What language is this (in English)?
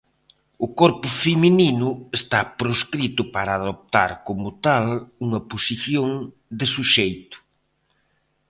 Galician